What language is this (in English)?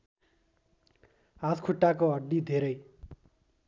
Nepali